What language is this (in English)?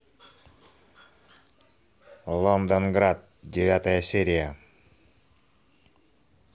Russian